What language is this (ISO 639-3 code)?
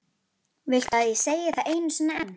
isl